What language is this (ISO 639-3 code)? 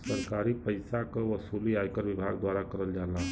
bho